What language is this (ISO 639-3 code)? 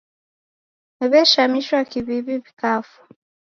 dav